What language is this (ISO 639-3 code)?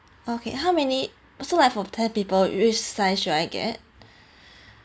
eng